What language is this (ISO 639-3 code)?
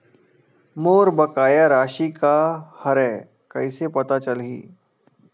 hne